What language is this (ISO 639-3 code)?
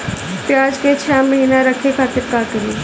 bho